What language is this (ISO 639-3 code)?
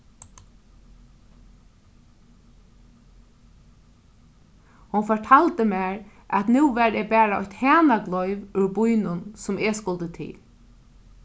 fao